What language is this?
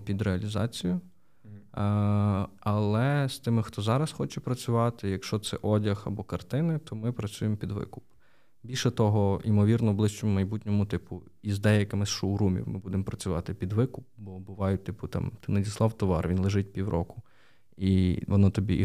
Ukrainian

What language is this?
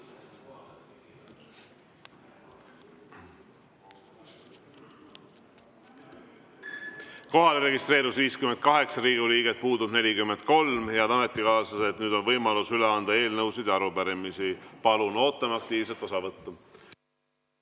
Estonian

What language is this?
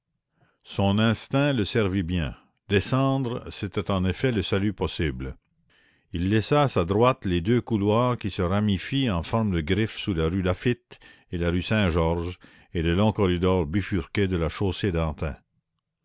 French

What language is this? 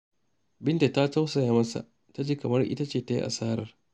Hausa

